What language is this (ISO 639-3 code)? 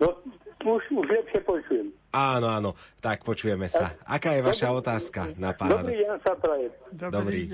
slk